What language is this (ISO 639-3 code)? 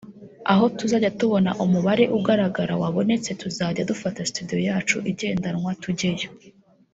kin